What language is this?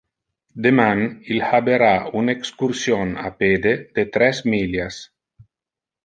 Interlingua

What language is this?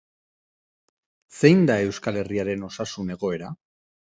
Basque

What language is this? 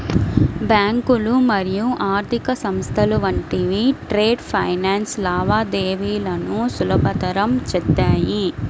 Telugu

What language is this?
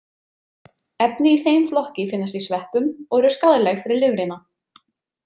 Icelandic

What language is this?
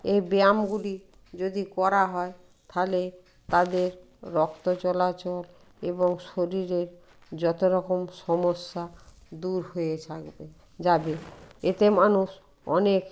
Bangla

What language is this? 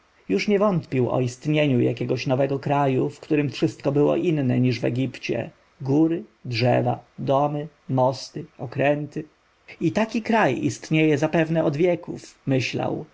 Polish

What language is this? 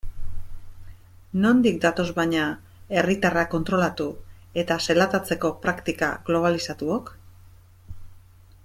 Basque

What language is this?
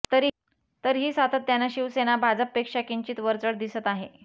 Marathi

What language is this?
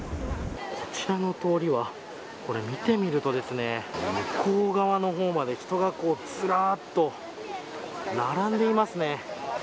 Japanese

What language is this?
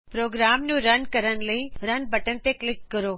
Punjabi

